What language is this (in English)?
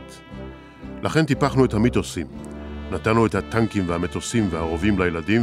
Hebrew